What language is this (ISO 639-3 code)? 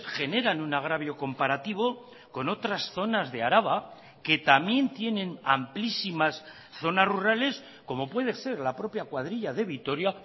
spa